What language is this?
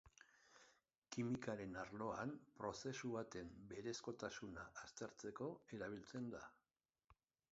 Basque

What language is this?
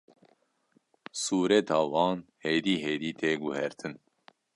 Kurdish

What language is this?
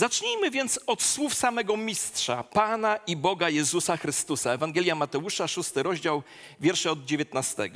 Polish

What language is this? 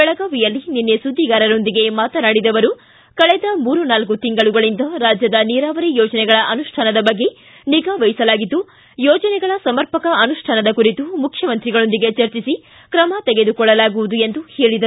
Kannada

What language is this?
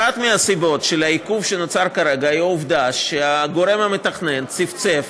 Hebrew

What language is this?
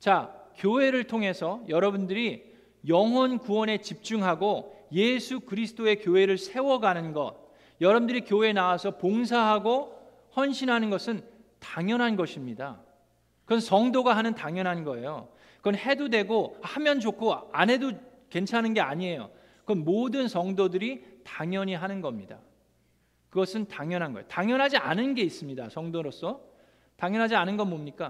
Korean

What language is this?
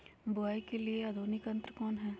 Magahi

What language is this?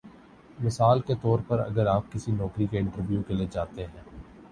Urdu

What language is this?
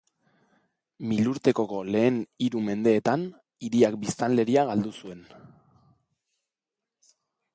Basque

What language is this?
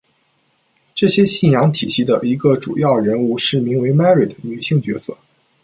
Chinese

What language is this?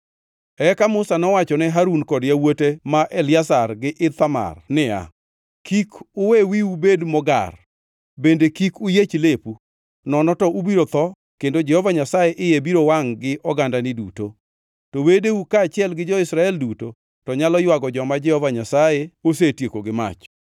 Luo (Kenya and Tanzania)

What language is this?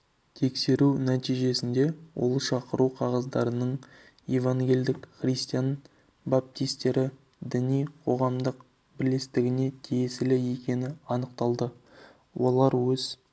Kazakh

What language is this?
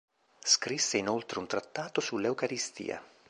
Italian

